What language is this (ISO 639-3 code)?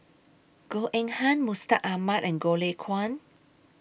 eng